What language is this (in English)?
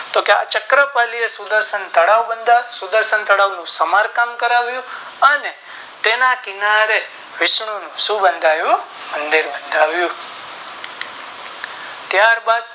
Gujarati